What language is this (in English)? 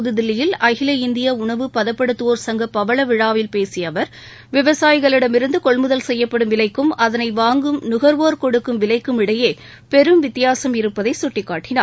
Tamil